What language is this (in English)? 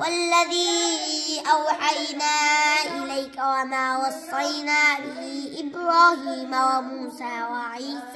Arabic